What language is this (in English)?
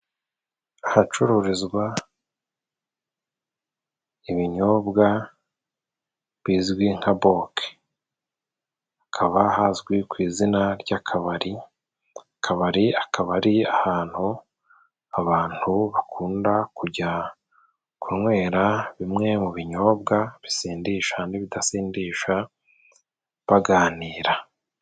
Kinyarwanda